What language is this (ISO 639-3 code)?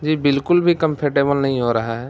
urd